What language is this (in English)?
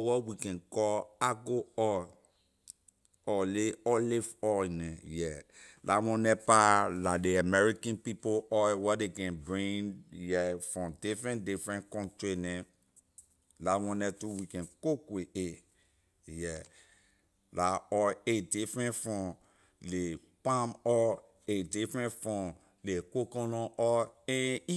Liberian English